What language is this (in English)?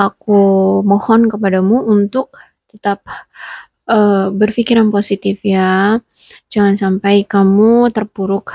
Indonesian